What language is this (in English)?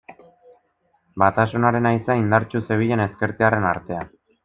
Basque